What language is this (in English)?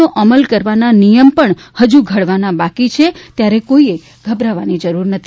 Gujarati